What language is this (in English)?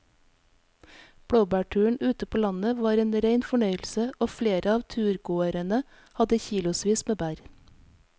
Norwegian